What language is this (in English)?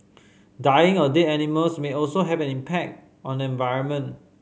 English